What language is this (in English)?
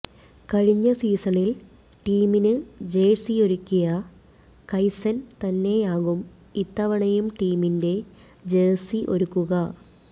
Malayalam